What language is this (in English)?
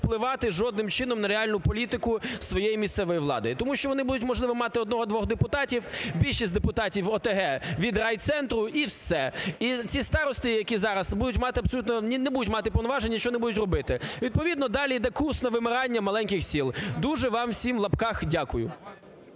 Ukrainian